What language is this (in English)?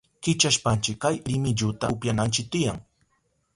Southern Pastaza Quechua